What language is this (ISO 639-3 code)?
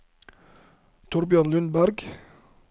nor